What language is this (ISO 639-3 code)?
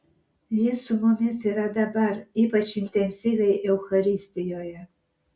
lit